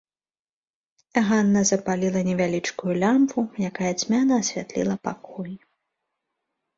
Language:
Belarusian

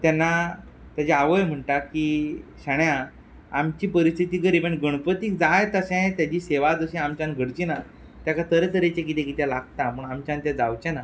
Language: Konkani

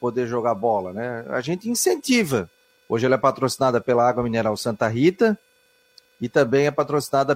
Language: Portuguese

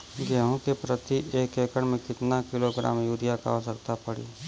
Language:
Bhojpuri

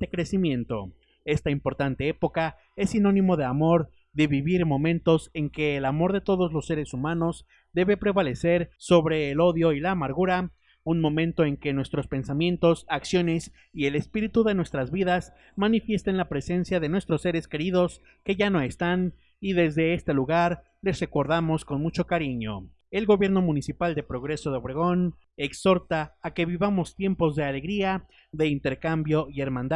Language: Spanish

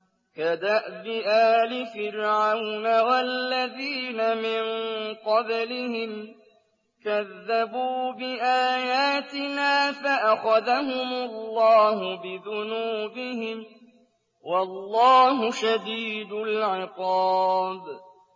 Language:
Arabic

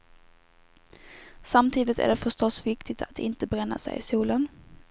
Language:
Swedish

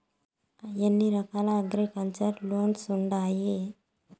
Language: Telugu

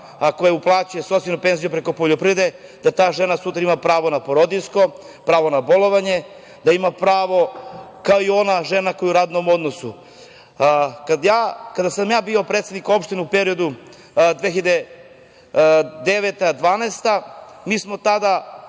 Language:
Serbian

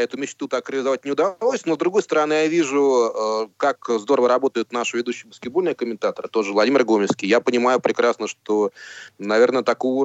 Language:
Russian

